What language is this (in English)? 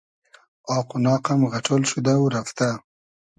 Hazaragi